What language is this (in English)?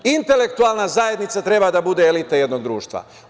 Serbian